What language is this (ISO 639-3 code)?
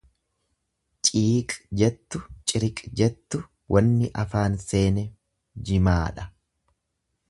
orm